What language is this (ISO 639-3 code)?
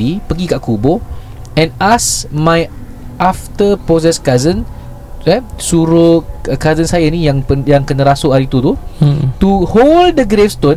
msa